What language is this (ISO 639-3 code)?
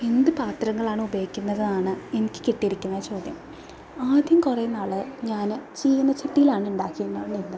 mal